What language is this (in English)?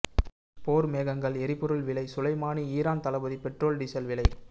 Tamil